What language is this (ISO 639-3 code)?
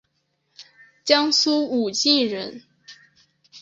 zho